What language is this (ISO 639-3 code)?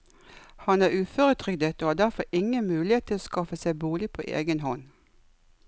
nor